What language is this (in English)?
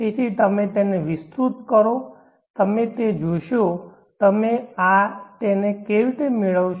Gujarati